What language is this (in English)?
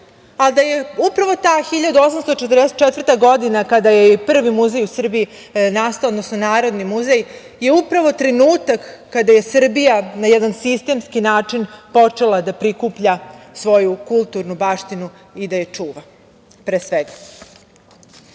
Serbian